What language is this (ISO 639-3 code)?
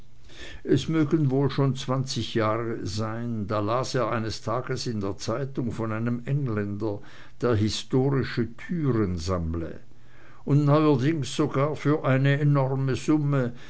deu